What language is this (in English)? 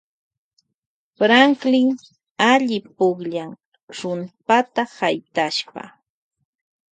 Loja Highland Quichua